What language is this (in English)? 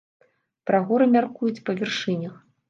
Belarusian